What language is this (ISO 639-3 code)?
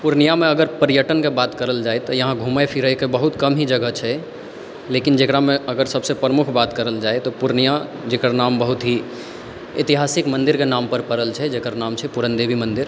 mai